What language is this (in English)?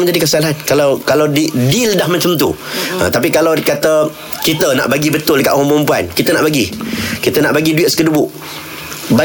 Malay